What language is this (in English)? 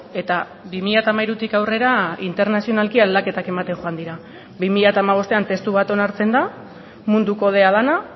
Basque